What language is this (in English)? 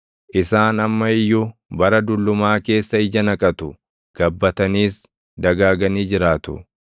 Oromo